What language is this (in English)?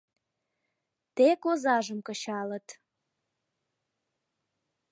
Mari